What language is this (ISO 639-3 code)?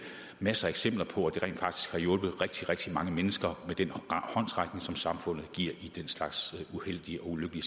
dan